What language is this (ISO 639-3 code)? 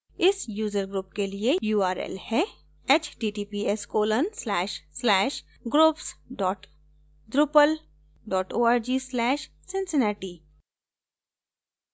hin